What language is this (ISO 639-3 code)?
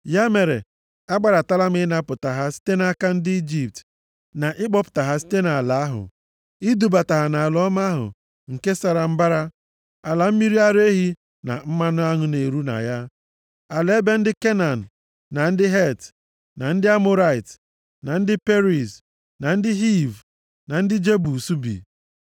ibo